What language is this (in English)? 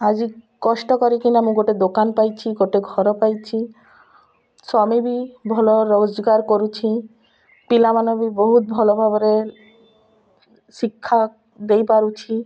Odia